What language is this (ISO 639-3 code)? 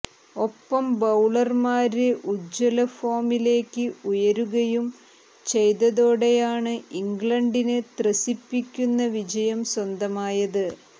mal